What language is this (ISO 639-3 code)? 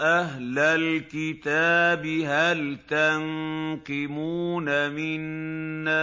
ara